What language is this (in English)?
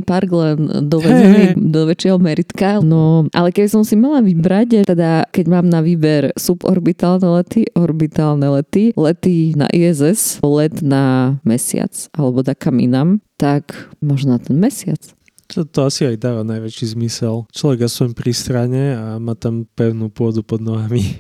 Slovak